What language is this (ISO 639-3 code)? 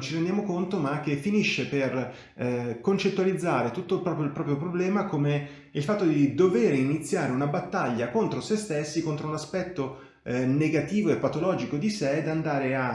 ita